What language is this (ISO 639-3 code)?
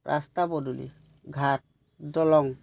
asm